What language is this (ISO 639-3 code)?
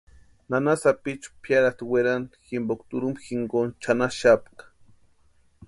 pua